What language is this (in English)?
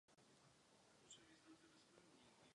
Czech